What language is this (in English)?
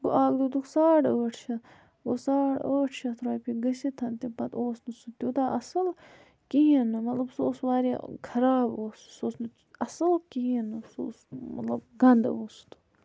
Kashmiri